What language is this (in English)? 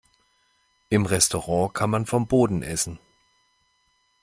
German